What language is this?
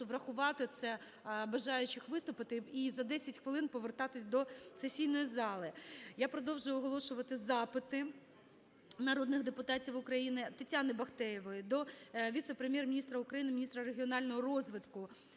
Ukrainian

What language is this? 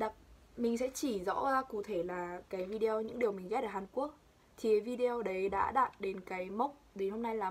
Vietnamese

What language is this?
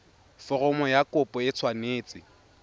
Tswana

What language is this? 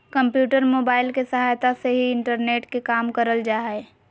Magahi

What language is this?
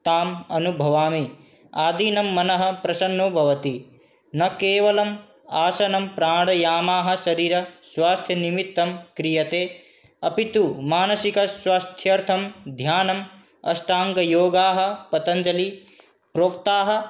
Sanskrit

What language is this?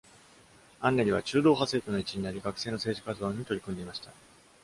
Japanese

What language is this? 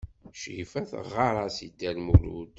Kabyle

